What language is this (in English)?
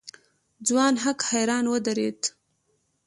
Pashto